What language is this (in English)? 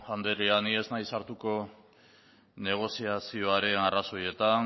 Basque